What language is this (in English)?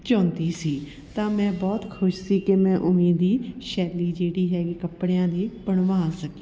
Punjabi